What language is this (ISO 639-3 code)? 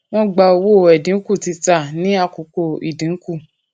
yor